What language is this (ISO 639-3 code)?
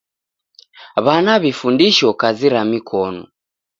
dav